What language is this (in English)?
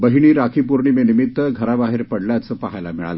Marathi